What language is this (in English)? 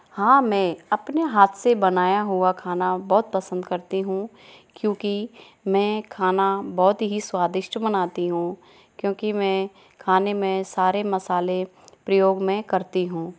Hindi